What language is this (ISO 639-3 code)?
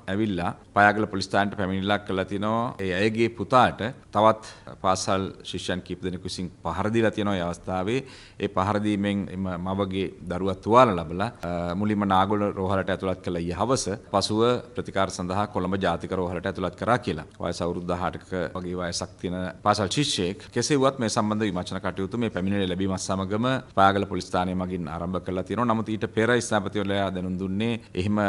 ita